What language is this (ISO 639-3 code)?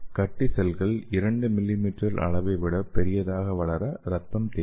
tam